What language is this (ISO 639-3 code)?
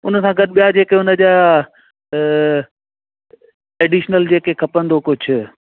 snd